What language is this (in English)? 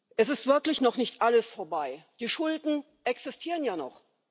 German